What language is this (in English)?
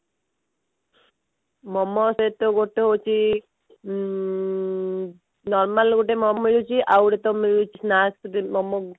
Odia